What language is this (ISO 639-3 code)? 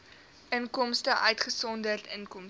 afr